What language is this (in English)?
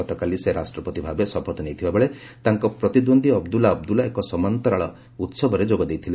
Odia